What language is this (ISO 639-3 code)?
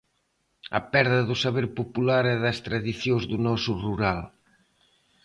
glg